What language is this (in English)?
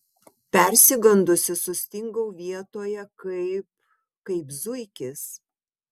Lithuanian